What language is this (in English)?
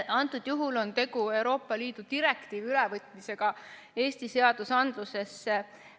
Estonian